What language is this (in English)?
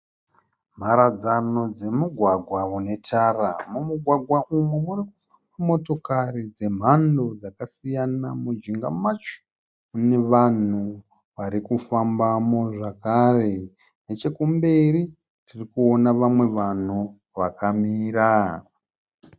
Shona